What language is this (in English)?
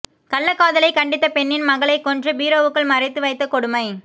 Tamil